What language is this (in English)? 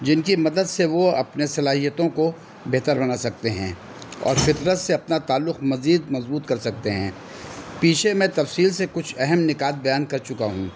Urdu